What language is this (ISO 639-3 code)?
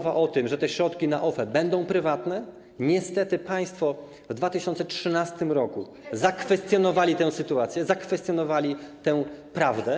pol